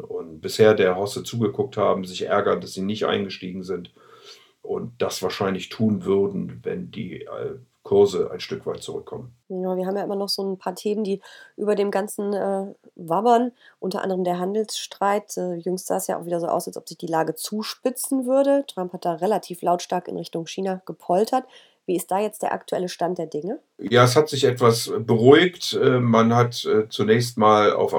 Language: German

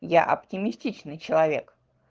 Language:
Russian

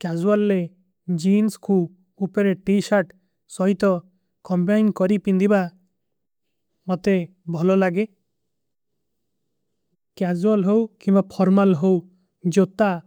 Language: Kui (India)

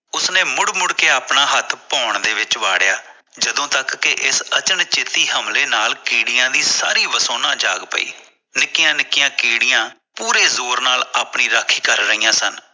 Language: Punjabi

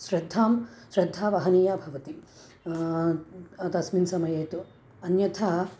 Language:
Sanskrit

